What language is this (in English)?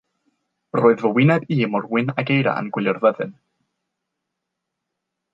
Welsh